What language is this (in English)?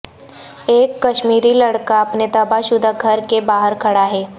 Urdu